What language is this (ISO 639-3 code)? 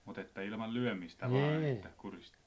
fin